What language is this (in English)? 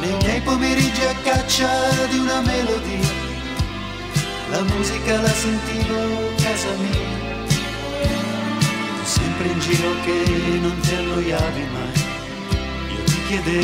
Romanian